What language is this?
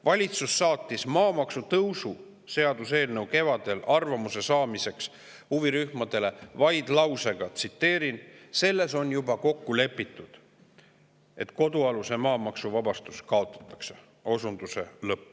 Estonian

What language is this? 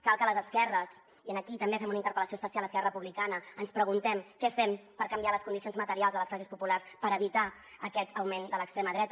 Catalan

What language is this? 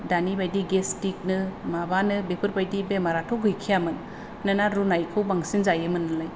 Bodo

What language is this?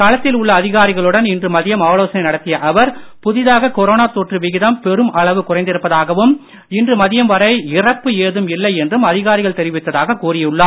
Tamil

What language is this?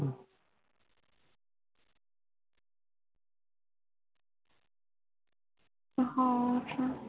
Punjabi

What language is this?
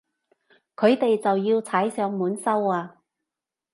Cantonese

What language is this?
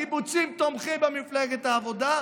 Hebrew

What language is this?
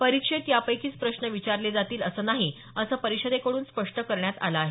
Marathi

